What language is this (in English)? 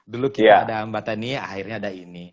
Indonesian